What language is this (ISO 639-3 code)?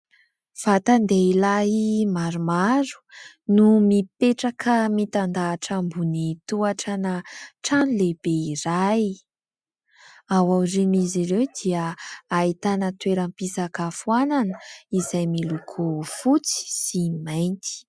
mlg